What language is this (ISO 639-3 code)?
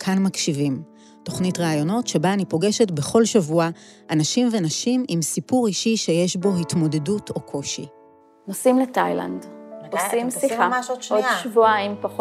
heb